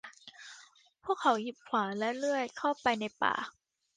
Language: Thai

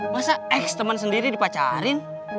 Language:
Indonesian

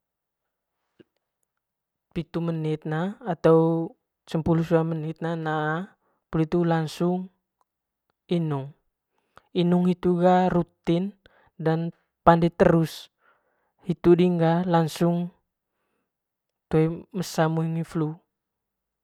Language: Manggarai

